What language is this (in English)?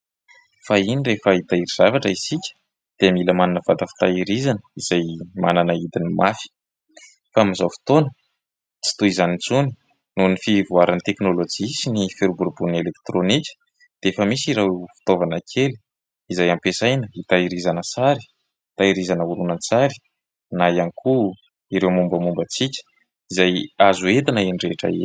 Malagasy